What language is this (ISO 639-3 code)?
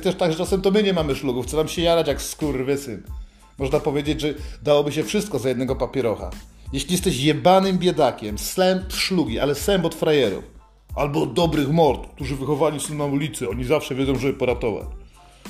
pol